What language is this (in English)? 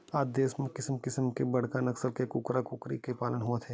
Chhattisgarhi